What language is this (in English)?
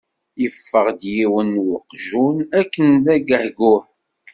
Kabyle